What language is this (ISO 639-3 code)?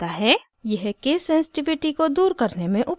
hin